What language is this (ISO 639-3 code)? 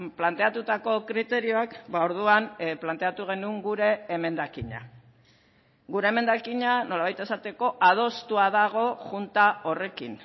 eus